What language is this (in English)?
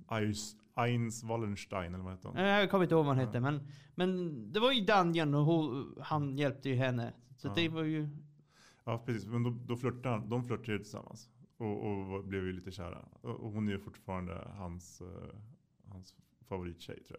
Swedish